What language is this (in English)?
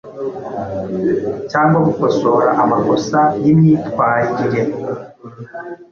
Kinyarwanda